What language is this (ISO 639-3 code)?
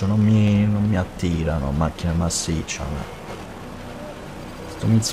ita